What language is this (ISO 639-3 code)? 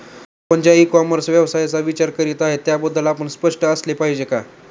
mar